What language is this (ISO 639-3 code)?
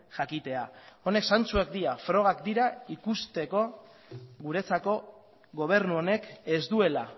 eus